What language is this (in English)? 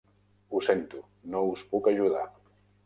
Catalan